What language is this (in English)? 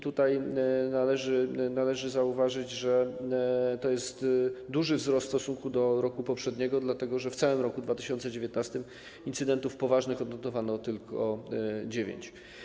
Polish